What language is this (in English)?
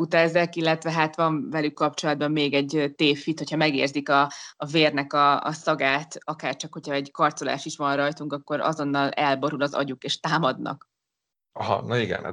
Hungarian